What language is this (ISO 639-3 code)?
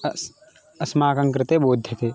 san